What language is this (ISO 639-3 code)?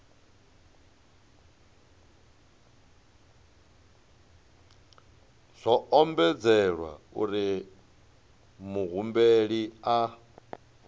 ven